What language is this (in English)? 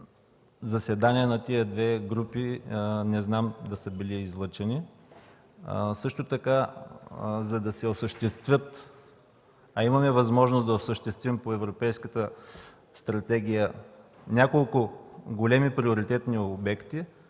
Bulgarian